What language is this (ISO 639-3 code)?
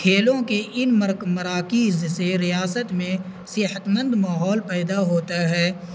urd